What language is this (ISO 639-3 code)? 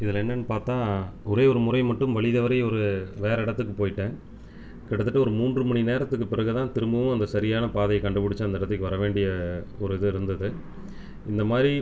tam